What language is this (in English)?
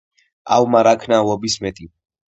Georgian